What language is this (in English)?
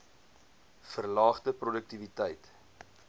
Afrikaans